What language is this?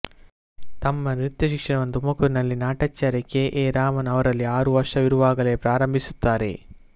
Kannada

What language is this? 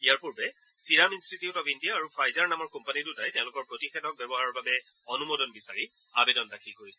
Assamese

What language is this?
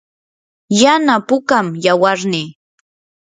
Yanahuanca Pasco Quechua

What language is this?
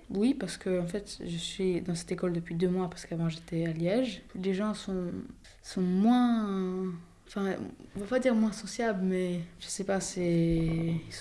French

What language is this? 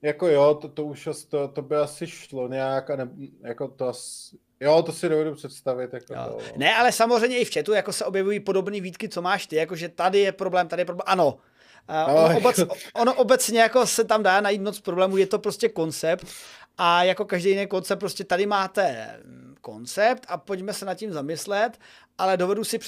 Czech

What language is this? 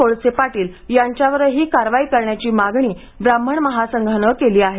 Marathi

